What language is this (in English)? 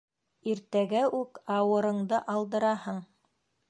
Bashkir